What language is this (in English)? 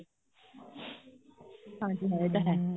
Punjabi